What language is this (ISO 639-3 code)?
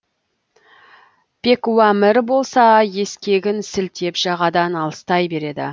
kaz